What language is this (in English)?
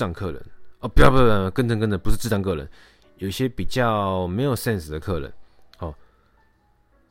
Chinese